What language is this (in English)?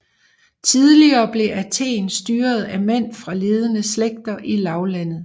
Danish